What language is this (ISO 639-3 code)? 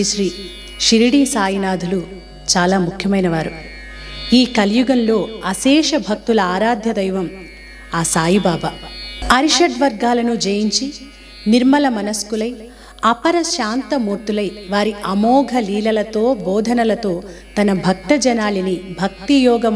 hin